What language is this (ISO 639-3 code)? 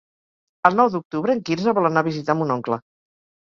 cat